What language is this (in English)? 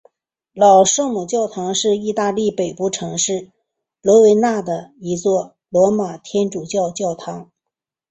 Chinese